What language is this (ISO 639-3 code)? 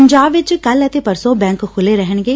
pan